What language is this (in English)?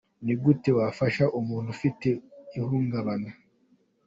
Kinyarwanda